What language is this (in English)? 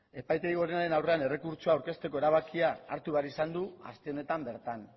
Basque